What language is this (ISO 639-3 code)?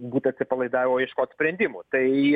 lit